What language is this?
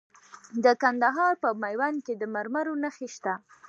Pashto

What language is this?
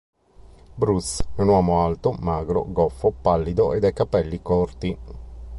Italian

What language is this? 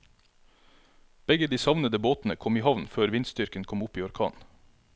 Norwegian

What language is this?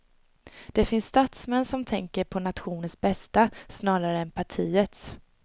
Swedish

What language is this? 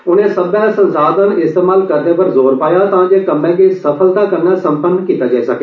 Dogri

